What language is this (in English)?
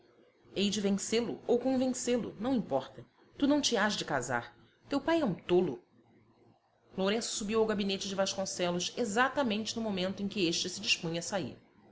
Portuguese